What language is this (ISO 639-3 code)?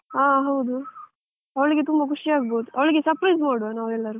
kan